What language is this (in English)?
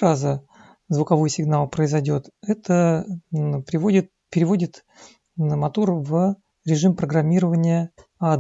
Russian